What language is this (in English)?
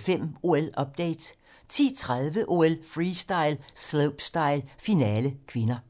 Danish